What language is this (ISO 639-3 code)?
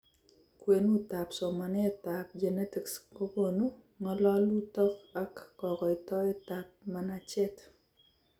kln